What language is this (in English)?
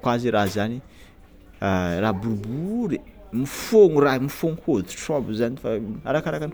Tsimihety Malagasy